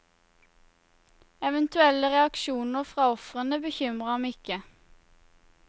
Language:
Norwegian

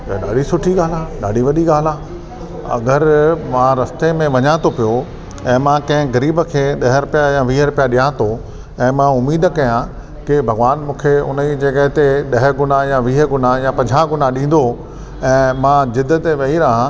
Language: Sindhi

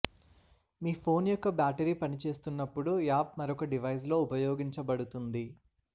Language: Telugu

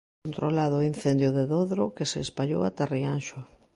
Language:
Galician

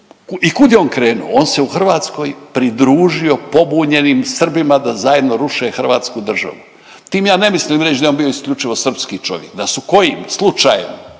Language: Croatian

